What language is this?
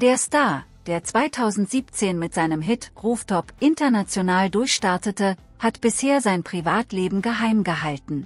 German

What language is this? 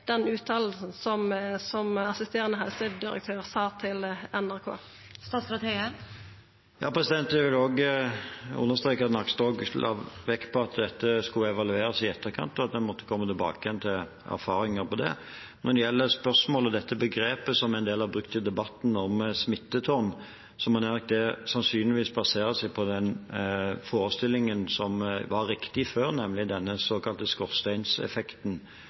Norwegian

